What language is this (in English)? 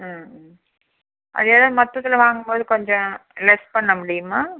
Tamil